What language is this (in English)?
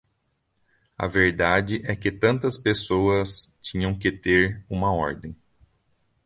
Portuguese